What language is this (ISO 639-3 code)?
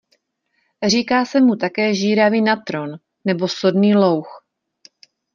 ces